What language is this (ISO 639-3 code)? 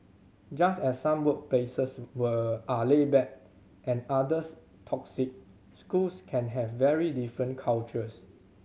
eng